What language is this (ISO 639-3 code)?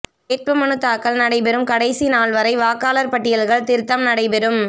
tam